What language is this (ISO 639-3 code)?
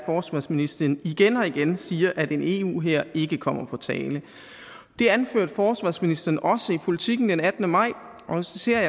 dan